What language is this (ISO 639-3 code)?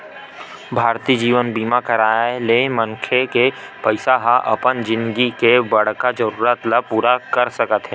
hne